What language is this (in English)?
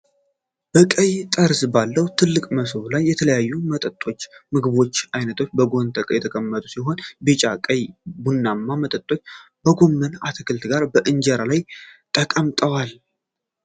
Amharic